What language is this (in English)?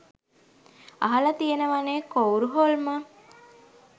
Sinhala